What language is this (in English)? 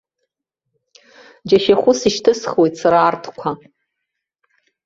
Abkhazian